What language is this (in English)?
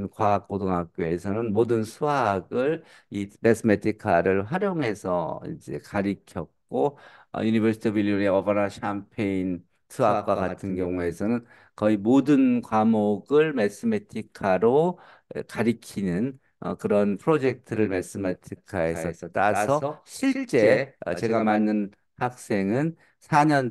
Korean